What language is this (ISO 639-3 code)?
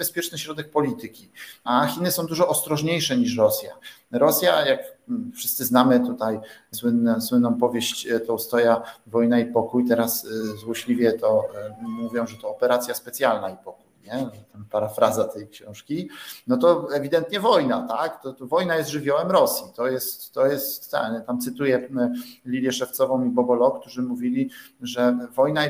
pol